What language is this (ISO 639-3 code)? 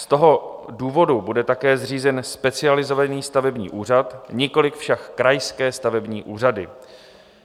ces